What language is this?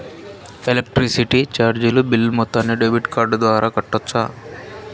Telugu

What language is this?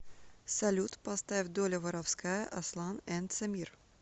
Russian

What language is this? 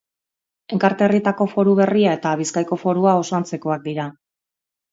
Basque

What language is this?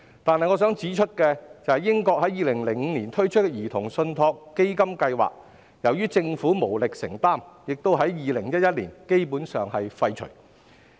Cantonese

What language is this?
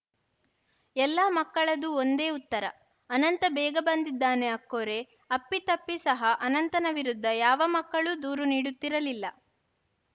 Kannada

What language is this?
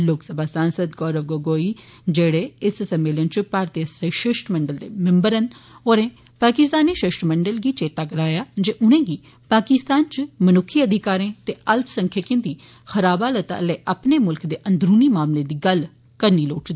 Dogri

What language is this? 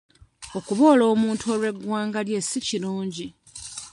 Ganda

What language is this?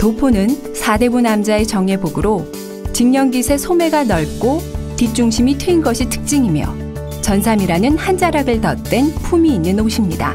Korean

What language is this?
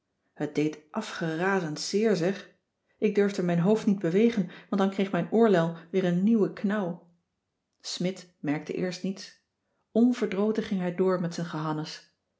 Dutch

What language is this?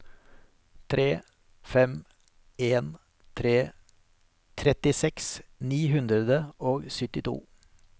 Norwegian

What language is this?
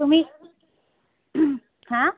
Assamese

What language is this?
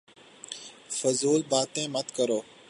Urdu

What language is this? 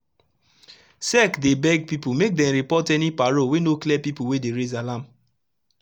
Nigerian Pidgin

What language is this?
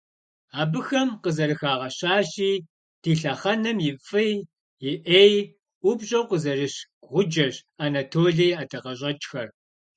Kabardian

